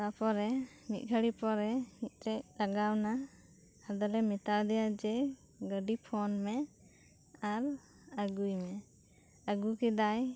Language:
Santali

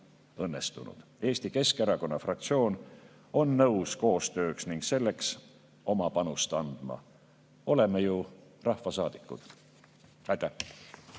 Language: Estonian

